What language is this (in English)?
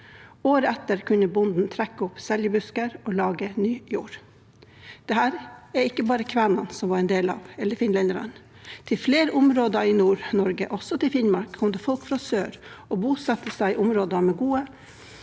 Norwegian